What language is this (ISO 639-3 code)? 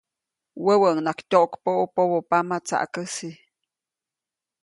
zoc